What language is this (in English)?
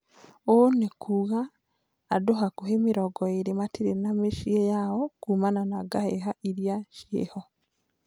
Kikuyu